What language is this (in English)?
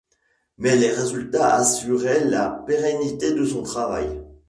French